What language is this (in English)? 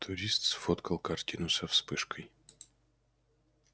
Russian